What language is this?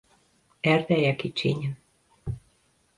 Hungarian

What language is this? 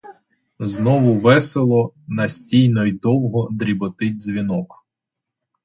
Ukrainian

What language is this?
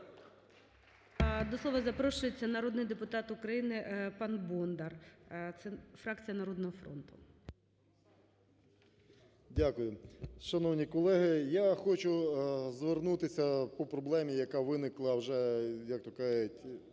Ukrainian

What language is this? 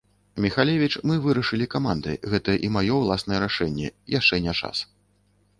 Belarusian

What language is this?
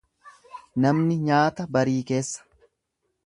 Oromo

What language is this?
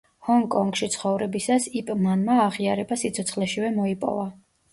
Georgian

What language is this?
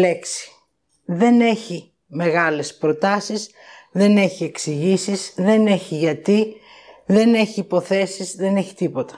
Greek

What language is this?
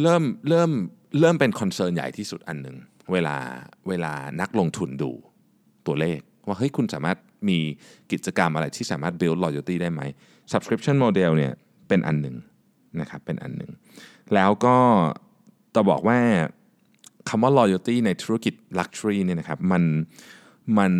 Thai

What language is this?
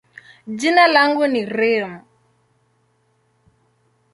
Swahili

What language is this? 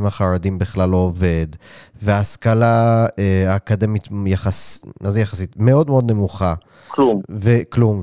Hebrew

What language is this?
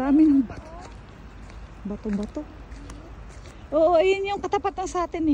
Filipino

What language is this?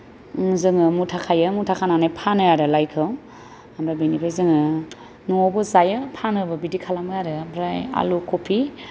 Bodo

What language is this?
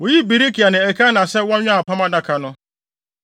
Akan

